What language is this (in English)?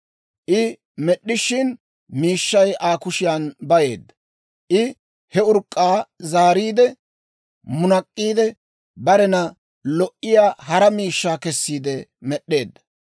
Dawro